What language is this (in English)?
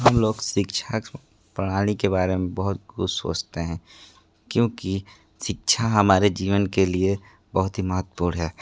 Hindi